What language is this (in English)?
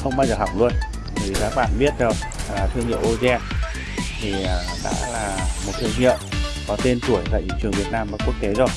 Vietnamese